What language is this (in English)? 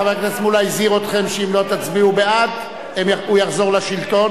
Hebrew